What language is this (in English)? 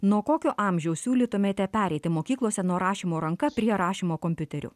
Lithuanian